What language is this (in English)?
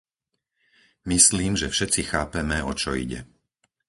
Slovak